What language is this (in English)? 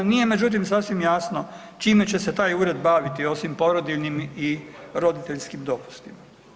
Croatian